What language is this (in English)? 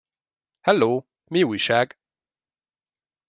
Hungarian